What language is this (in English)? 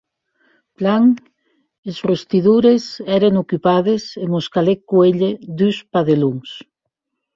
Occitan